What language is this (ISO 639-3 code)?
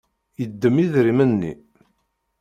kab